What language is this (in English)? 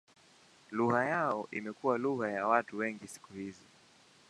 Swahili